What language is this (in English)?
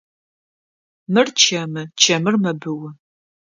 Adyghe